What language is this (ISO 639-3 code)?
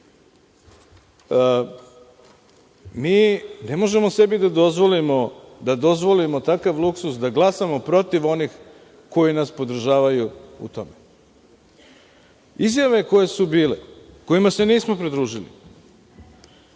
srp